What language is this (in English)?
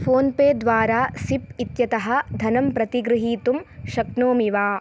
Sanskrit